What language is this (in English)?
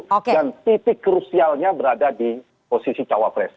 Indonesian